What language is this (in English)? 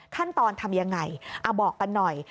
Thai